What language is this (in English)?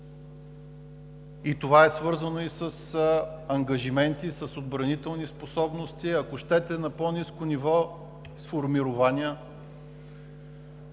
Bulgarian